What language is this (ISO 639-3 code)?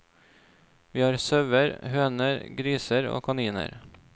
nor